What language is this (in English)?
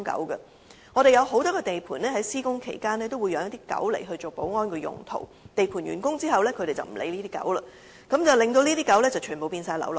Cantonese